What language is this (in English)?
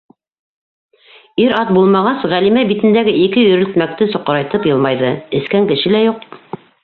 Bashkir